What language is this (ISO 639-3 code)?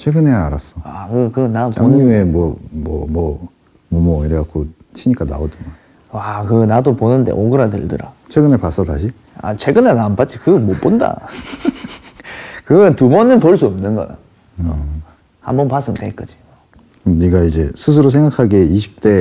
kor